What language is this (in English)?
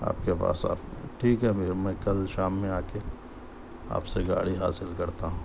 Urdu